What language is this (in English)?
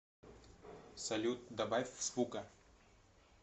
Russian